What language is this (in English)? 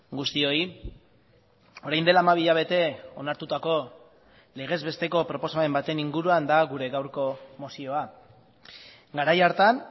Basque